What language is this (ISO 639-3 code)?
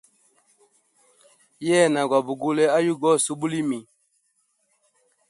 hem